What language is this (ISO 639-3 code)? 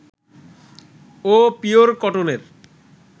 ben